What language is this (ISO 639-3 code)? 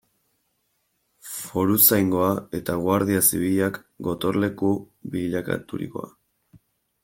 eus